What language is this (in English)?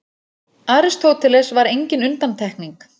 Icelandic